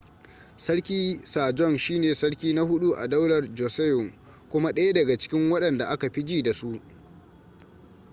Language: Hausa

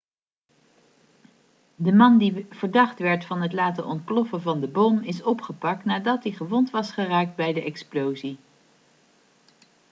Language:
Dutch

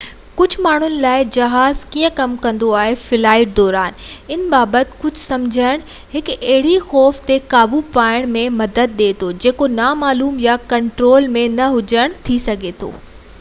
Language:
Sindhi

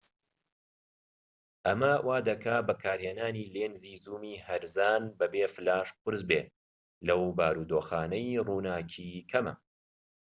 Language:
Central Kurdish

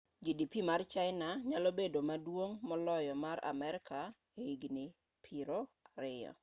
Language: Luo (Kenya and Tanzania)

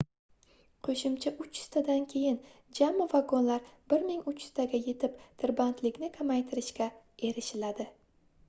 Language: Uzbek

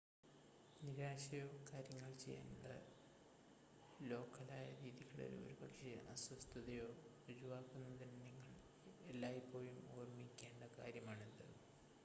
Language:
Malayalam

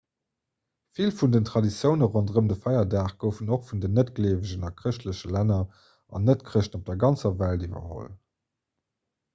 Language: Luxembourgish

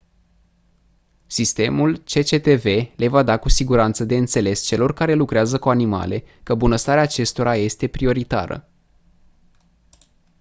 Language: Romanian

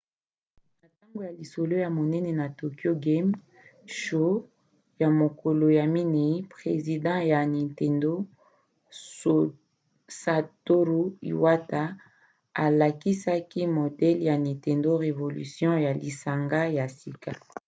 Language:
Lingala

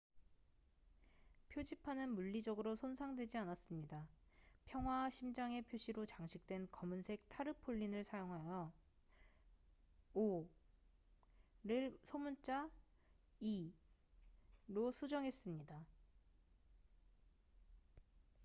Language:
Korean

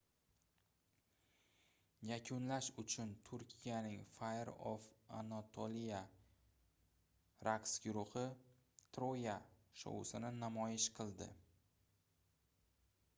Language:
Uzbek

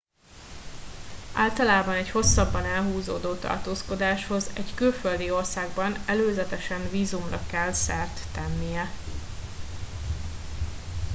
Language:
Hungarian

